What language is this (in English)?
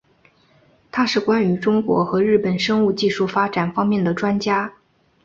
Chinese